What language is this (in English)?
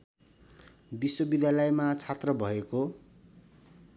Nepali